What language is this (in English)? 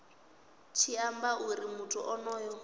Venda